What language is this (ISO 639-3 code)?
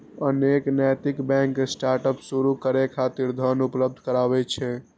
mai